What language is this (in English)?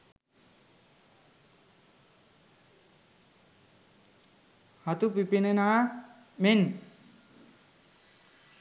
Sinhala